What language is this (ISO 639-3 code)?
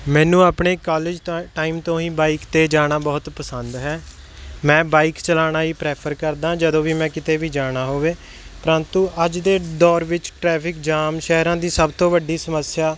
pan